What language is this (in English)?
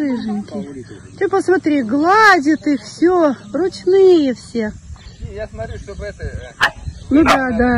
Russian